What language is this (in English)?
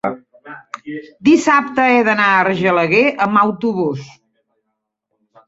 Catalan